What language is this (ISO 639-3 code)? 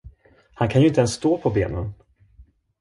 swe